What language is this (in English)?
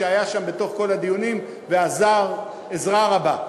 Hebrew